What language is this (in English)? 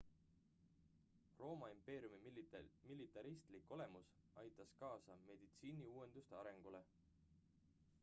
Estonian